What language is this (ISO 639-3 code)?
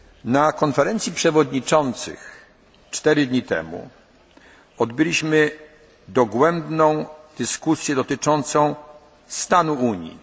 pol